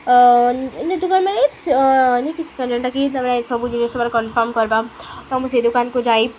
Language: Odia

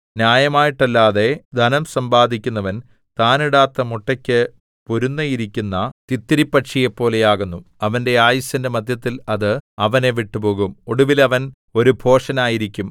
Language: Malayalam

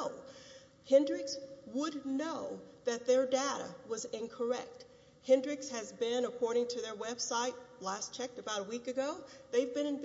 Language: English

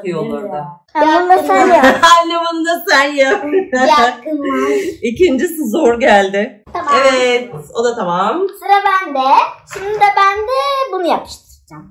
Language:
Turkish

